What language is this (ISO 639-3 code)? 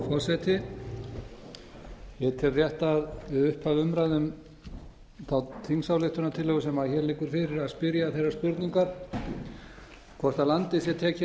isl